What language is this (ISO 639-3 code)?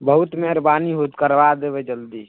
mai